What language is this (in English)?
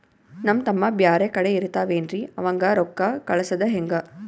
Kannada